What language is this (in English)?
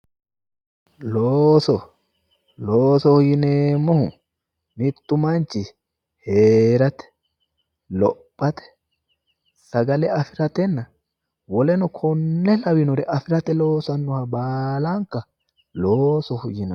Sidamo